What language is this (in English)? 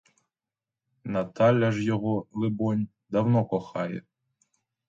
Ukrainian